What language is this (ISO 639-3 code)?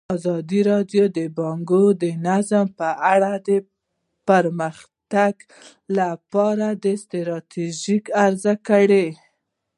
pus